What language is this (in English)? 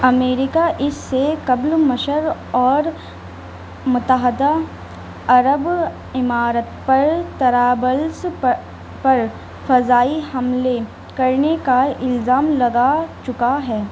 Urdu